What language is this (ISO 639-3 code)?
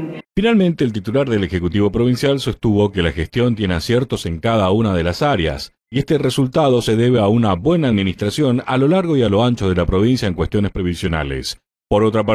spa